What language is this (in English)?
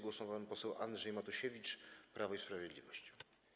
Polish